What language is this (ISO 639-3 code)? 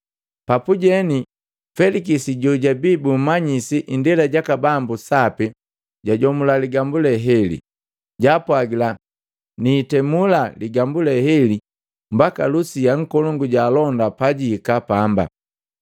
mgv